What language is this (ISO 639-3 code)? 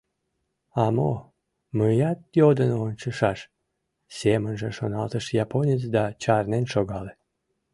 chm